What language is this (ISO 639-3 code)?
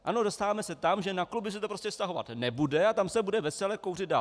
ces